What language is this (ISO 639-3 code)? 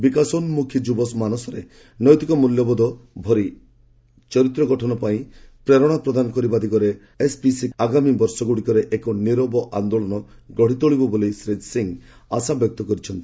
ori